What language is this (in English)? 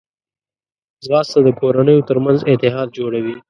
Pashto